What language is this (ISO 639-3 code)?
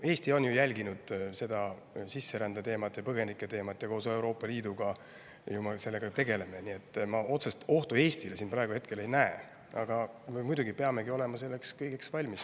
est